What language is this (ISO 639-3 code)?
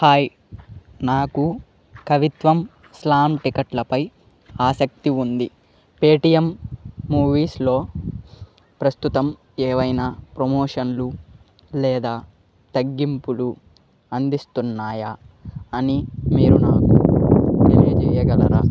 tel